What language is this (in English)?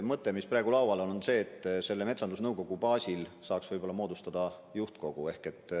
Estonian